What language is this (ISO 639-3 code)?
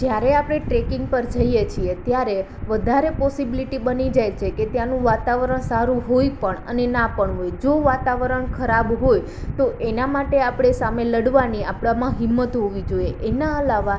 guj